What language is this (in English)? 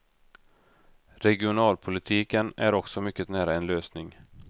Swedish